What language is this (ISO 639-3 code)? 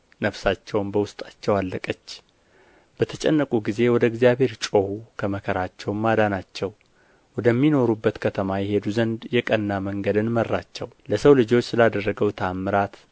amh